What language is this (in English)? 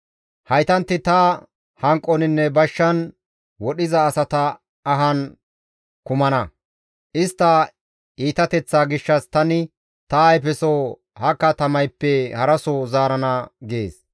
Gamo